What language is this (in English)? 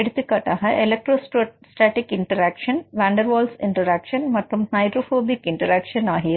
Tamil